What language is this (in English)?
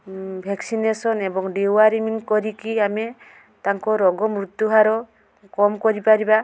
Odia